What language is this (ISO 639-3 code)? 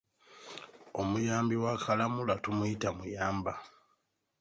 lug